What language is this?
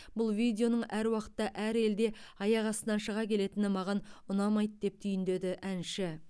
Kazakh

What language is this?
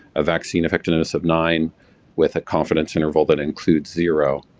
English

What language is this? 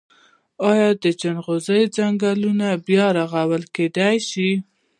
Pashto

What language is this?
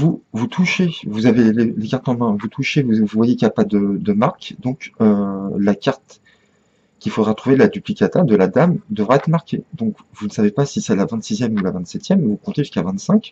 French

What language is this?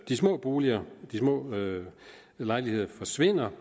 Danish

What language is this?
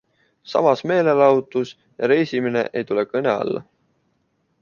Estonian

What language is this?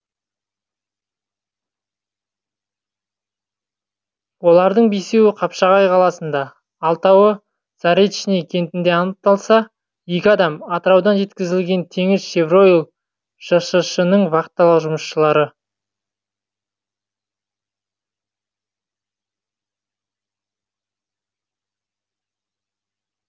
Kazakh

